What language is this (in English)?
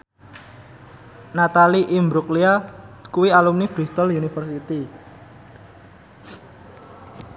Javanese